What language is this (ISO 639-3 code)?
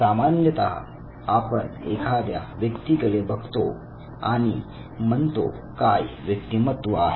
mar